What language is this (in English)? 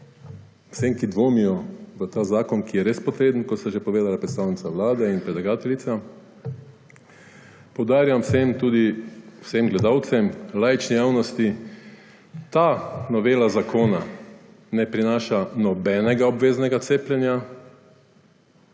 Slovenian